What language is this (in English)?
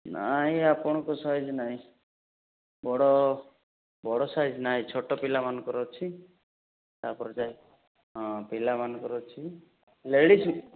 Odia